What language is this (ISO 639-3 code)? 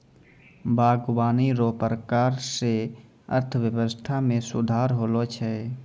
mai